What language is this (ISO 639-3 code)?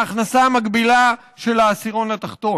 heb